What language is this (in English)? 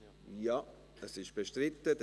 Swiss German